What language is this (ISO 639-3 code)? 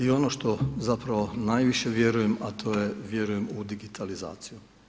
hrv